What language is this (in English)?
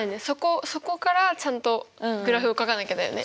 Japanese